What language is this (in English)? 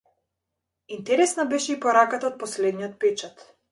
Macedonian